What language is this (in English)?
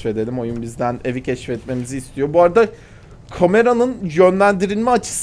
Turkish